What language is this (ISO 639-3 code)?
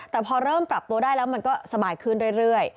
tha